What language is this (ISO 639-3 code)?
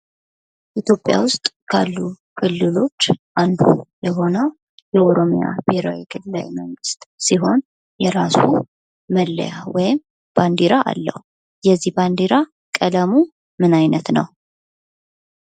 amh